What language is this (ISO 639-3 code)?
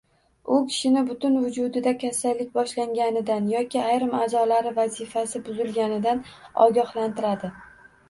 uzb